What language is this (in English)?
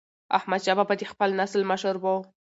Pashto